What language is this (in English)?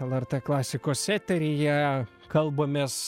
Lithuanian